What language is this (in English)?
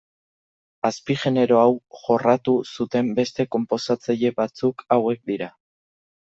Basque